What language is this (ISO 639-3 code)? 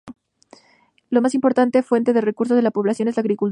spa